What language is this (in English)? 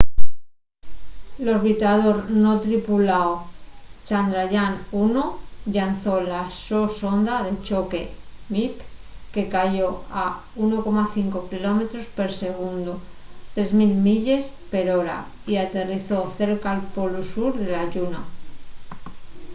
Asturian